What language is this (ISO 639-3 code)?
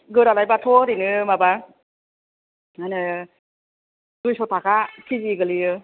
brx